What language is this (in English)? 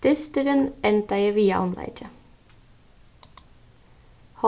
Faroese